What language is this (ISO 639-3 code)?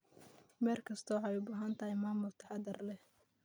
som